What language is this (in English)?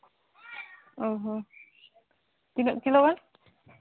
Santali